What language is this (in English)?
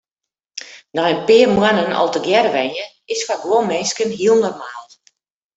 Western Frisian